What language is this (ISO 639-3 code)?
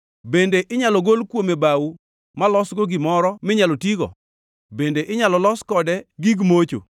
luo